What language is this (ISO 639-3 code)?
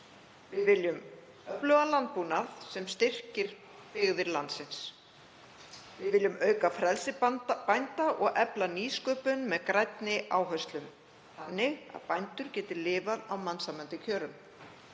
isl